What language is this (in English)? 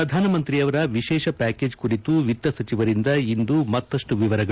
Kannada